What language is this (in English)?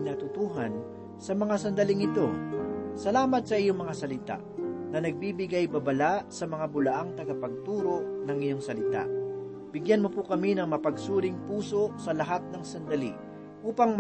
Filipino